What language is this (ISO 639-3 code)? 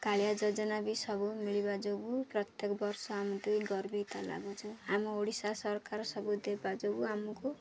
ori